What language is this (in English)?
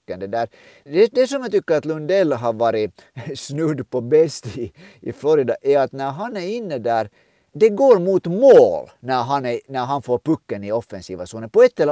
Swedish